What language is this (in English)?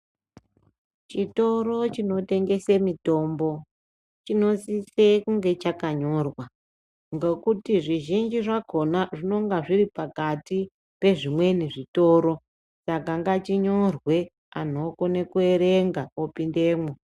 Ndau